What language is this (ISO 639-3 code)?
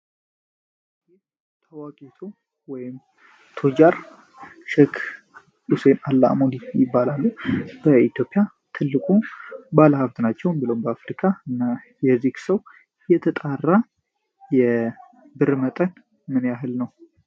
amh